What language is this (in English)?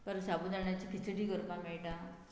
Konkani